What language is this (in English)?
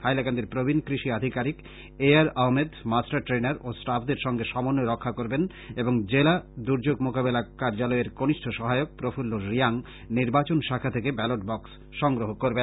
Bangla